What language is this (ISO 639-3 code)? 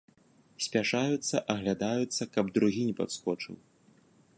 bel